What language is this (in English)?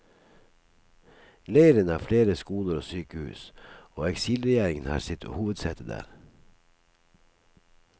Norwegian